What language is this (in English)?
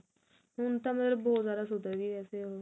Punjabi